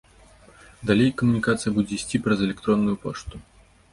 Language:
Belarusian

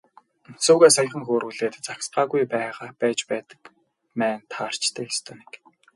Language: Mongolian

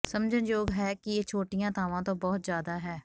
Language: Punjabi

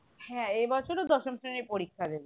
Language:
Bangla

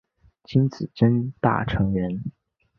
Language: Chinese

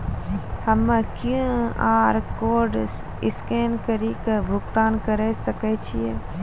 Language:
Maithili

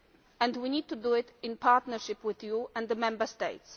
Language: English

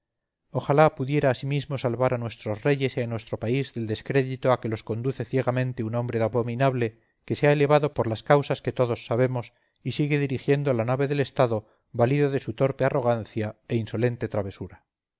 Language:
Spanish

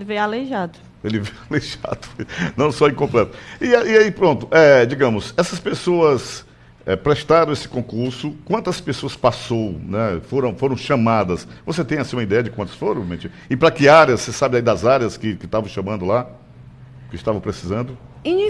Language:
Portuguese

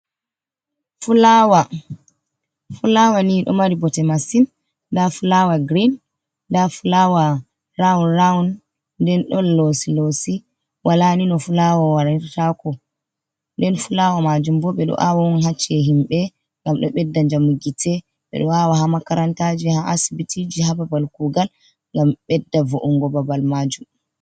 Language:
Fula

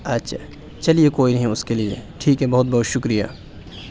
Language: Urdu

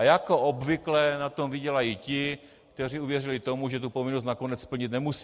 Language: Czech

